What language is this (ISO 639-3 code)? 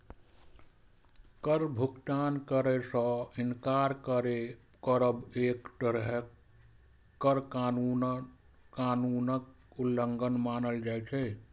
mai